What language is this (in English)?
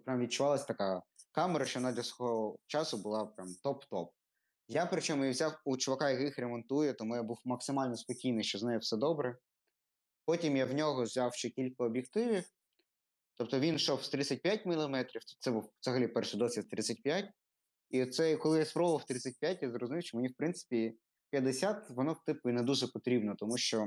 Ukrainian